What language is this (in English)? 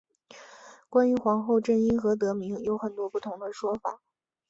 Chinese